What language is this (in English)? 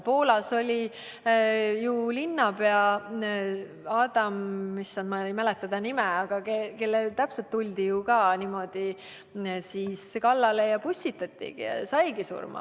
Estonian